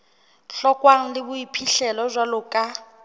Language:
Southern Sotho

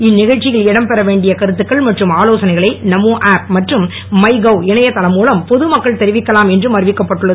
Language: Tamil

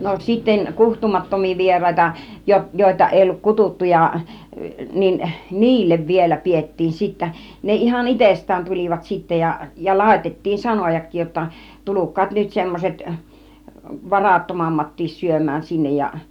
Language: Finnish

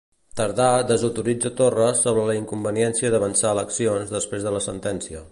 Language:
Catalan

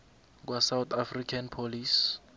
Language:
South Ndebele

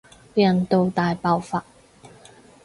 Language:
Cantonese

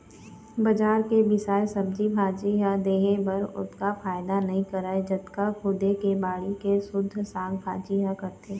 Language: Chhattisgarhi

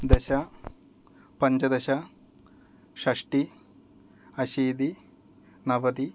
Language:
Sanskrit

